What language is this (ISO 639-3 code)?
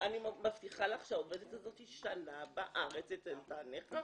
heb